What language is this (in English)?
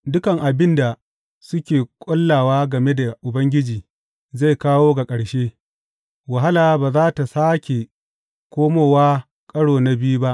Hausa